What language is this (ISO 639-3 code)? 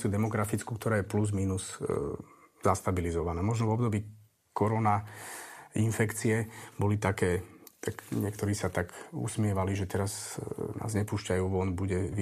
slk